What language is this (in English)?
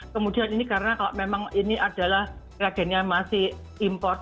Indonesian